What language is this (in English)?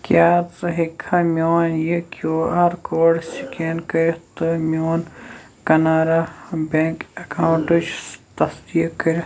Kashmiri